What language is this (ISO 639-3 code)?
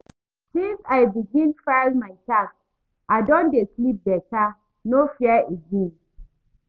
pcm